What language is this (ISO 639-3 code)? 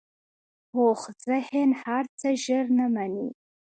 pus